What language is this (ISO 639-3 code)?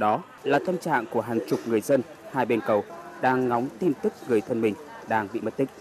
vie